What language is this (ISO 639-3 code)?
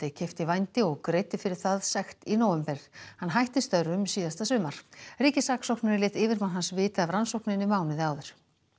isl